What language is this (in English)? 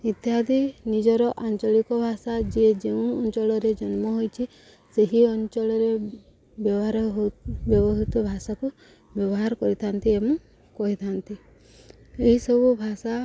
Odia